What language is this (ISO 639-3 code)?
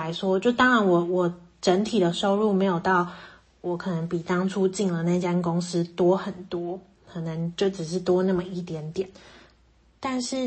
zho